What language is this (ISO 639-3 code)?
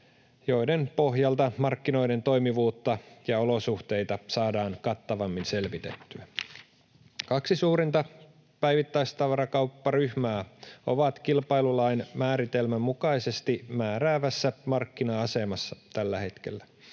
fin